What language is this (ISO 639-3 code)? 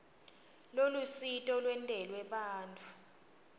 ssw